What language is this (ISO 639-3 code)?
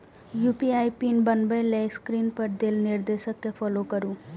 mai